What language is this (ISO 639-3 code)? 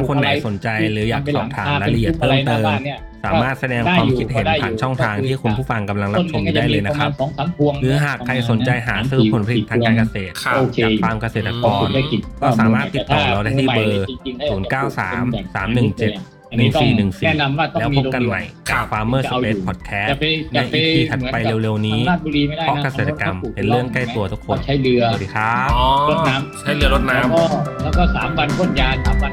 tha